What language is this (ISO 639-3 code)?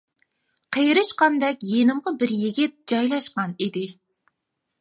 uig